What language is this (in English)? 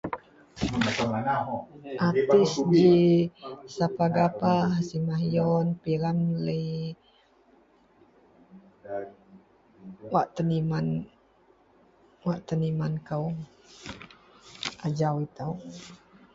Central Melanau